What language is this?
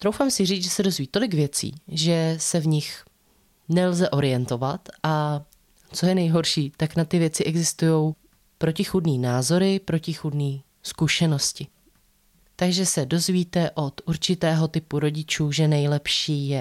Czech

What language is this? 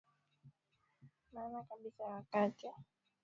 Swahili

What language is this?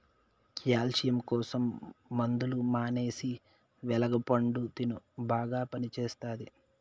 Telugu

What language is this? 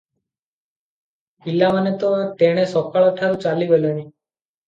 Odia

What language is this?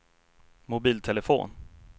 Swedish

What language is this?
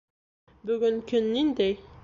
Bashkir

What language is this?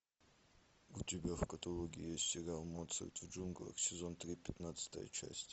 Russian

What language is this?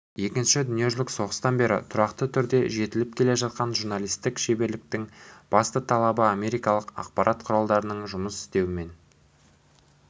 Kazakh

